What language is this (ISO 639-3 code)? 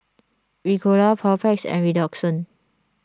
eng